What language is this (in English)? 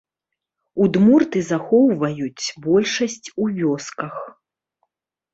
Belarusian